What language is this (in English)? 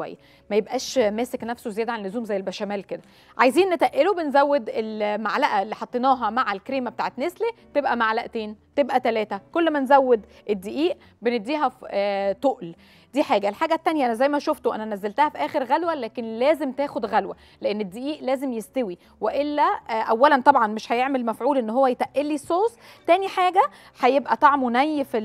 Arabic